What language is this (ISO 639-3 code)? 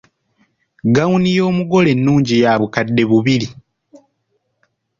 lug